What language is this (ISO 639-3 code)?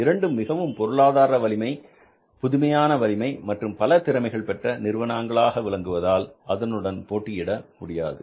tam